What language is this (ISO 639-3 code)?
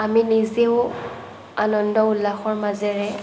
asm